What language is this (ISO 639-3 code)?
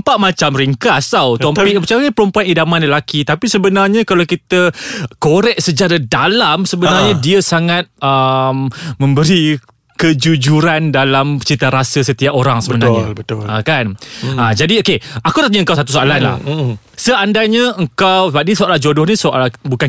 msa